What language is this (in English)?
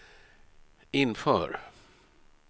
Swedish